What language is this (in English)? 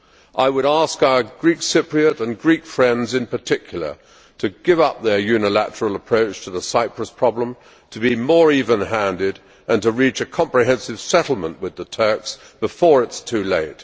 English